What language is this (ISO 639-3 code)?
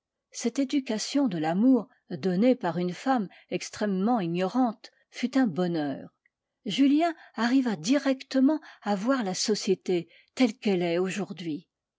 fra